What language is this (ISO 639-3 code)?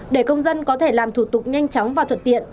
vie